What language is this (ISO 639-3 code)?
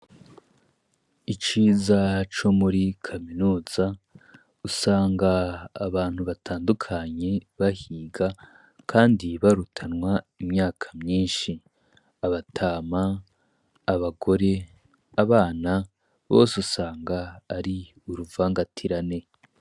run